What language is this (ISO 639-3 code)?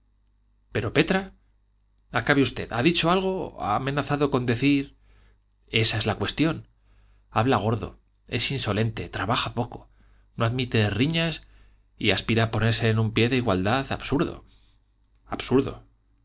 spa